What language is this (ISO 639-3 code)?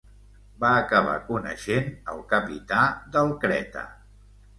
cat